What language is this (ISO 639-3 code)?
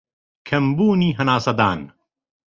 ckb